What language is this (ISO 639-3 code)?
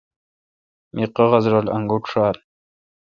xka